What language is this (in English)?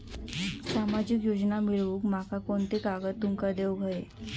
Marathi